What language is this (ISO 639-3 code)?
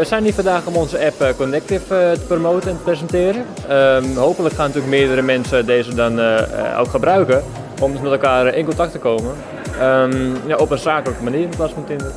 nld